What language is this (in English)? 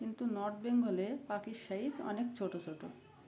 Bangla